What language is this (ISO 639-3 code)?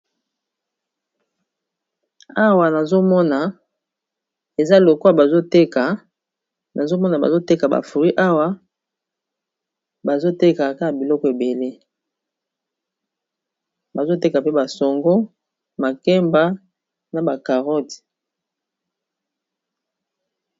lin